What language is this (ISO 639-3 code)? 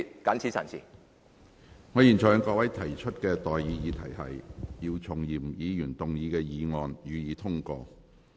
yue